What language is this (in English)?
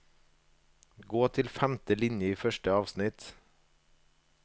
Norwegian